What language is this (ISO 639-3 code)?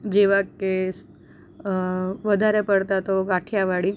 guj